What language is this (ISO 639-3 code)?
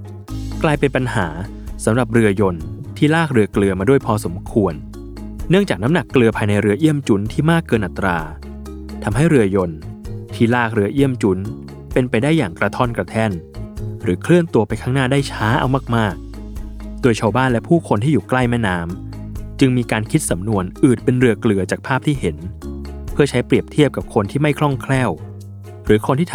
tha